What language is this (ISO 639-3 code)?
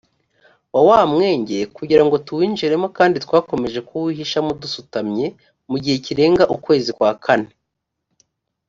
kin